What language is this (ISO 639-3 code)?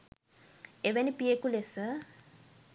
sin